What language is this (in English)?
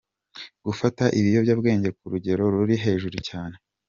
Kinyarwanda